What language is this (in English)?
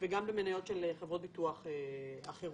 Hebrew